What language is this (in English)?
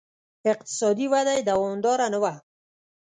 Pashto